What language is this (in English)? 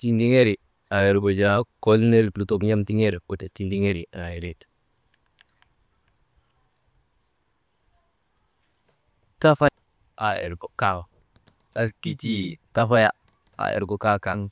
Maba